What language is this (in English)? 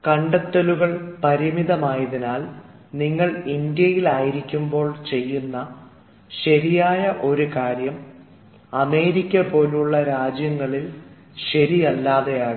Malayalam